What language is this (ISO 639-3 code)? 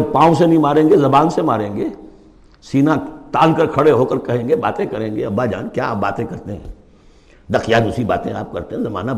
urd